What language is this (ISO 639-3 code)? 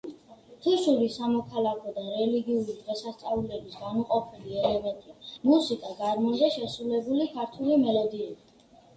kat